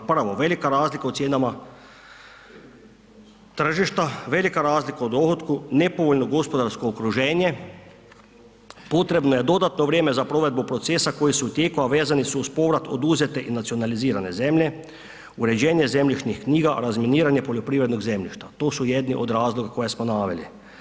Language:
Croatian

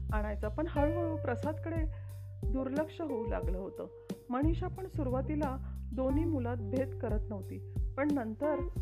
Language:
Marathi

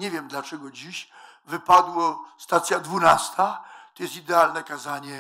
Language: Polish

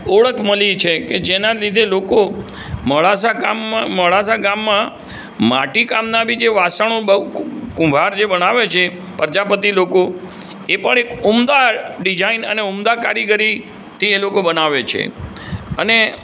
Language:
Gujarati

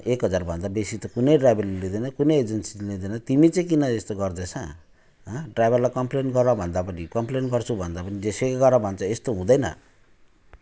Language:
Nepali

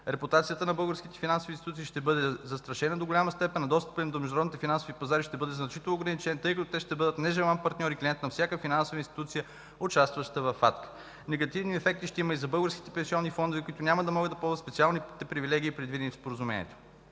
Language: Bulgarian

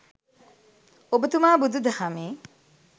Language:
Sinhala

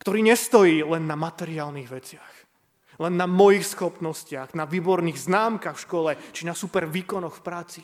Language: Slovak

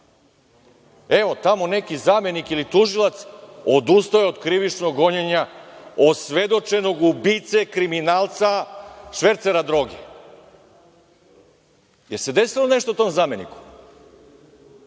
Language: Serbian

